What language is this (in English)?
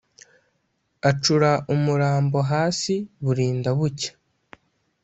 Kinyarwanda